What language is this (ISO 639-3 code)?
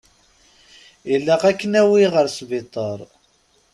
kab